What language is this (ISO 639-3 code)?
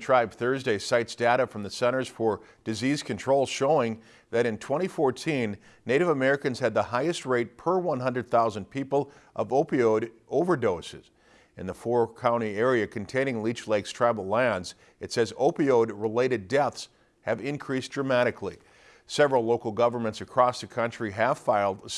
eng